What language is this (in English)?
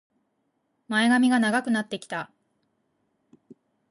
Japanese